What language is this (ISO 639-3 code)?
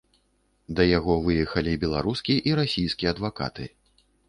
bel